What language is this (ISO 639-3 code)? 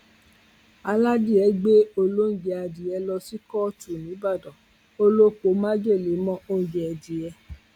yor